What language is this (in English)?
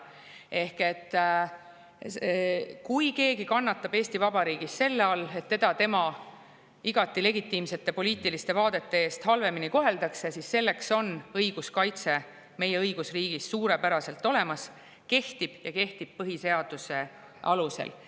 Estonian